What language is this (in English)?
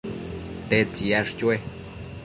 Matsés